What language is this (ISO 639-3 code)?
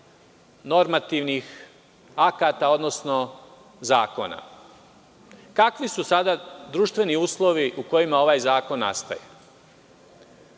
srp